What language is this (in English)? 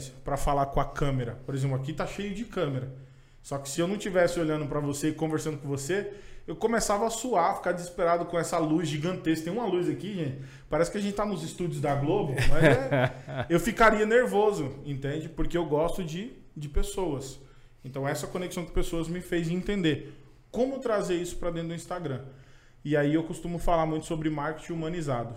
Portuguese